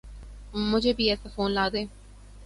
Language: Urdu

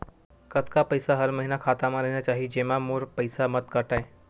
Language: Chhattisgarhi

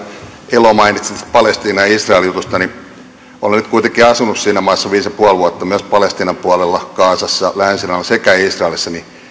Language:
Finnish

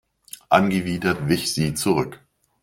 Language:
German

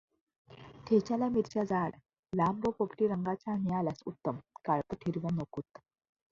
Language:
Marathi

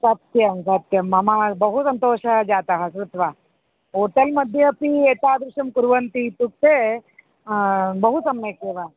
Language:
Sanskrit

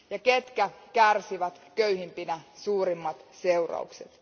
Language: Finnish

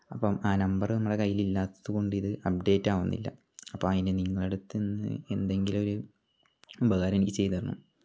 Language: Malayalam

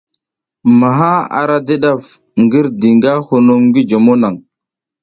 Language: South Giziga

